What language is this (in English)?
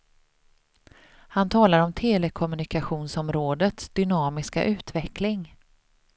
Swedish